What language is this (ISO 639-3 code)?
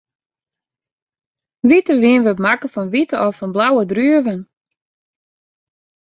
fry